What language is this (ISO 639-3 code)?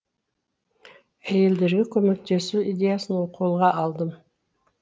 kaz